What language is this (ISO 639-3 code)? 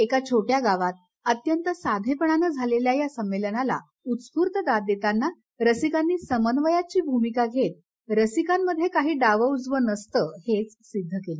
mar